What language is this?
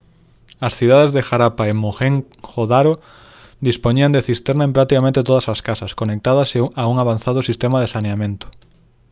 Galician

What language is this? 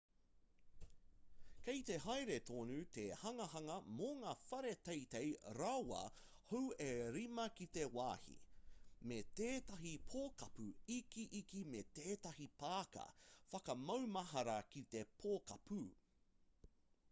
Māori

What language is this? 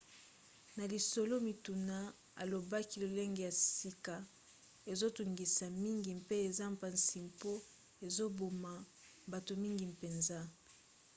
Lingala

